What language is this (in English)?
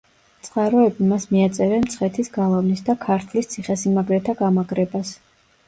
Georgian